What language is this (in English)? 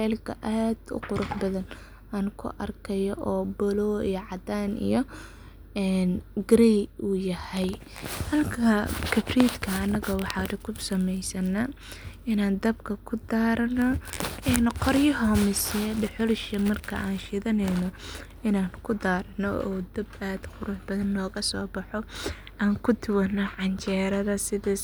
Somali